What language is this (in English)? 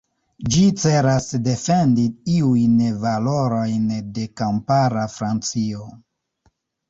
Esperanto